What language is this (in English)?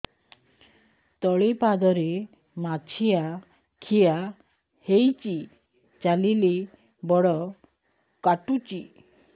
Odia